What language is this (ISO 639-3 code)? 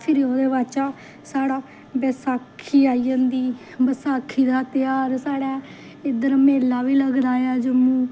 doi